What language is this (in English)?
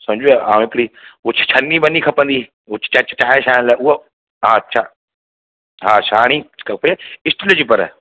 Sindhi